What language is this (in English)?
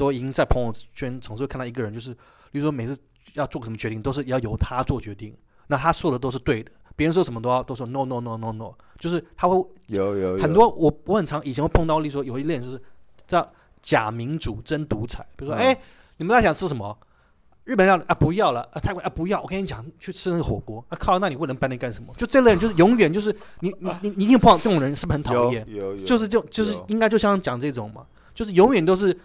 Chinese